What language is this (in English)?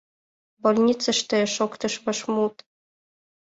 Mari